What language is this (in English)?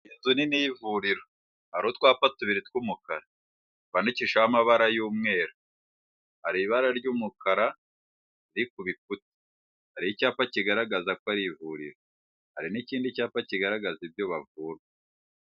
Kinyarwanda